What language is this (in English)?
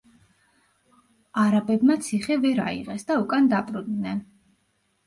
Georgian